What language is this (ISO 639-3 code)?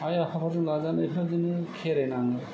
brx